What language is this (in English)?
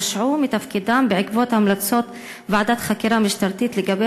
Hebrew